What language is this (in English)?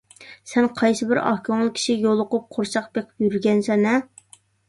Uyghur